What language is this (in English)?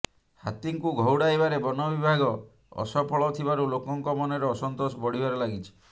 Odia